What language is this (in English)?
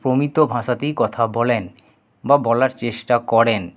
Bangla